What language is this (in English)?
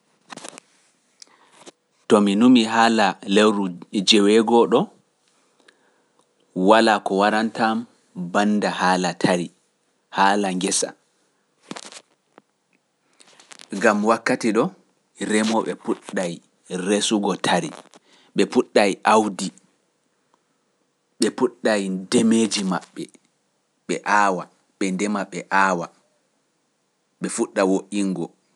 Pular